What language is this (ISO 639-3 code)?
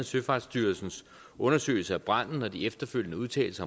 dan